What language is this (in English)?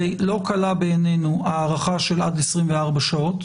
Hebrew